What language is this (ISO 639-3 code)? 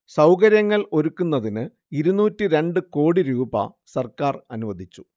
mal